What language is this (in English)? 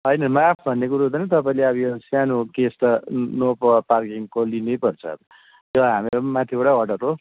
Nepali